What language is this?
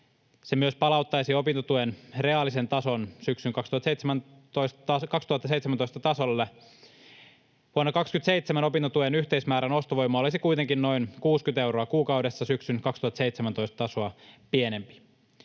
Finnish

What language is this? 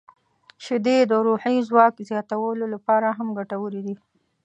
Pashto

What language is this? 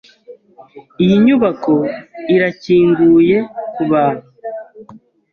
Kinyarwanda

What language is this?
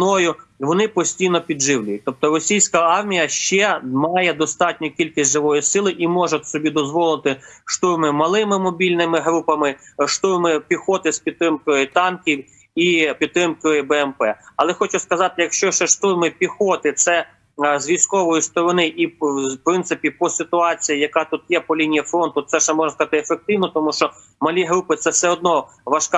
Ukrainian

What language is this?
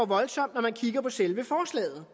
Danish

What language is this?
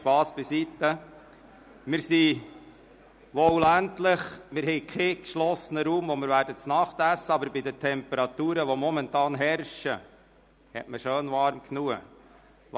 Swiss German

